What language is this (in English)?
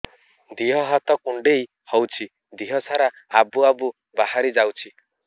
Odia